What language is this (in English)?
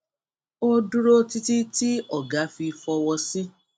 Yoruba